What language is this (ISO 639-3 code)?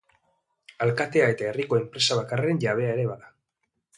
eus